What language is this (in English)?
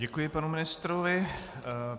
Czech